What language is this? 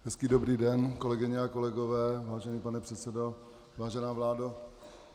Czech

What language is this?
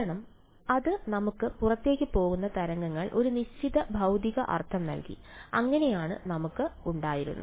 Malayalam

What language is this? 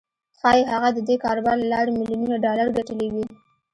Pashto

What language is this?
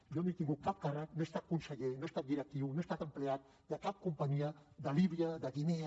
Catalan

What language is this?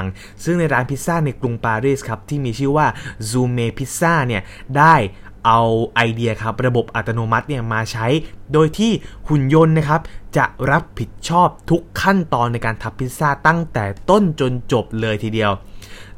Thai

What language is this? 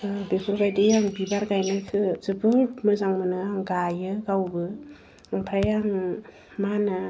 Bodo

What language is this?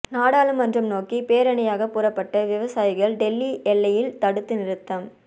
Tamil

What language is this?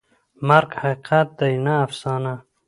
Pashto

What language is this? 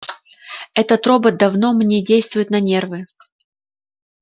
Russian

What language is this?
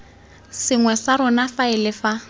Tswana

